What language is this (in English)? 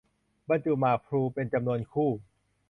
Thai